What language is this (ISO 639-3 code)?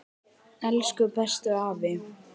isl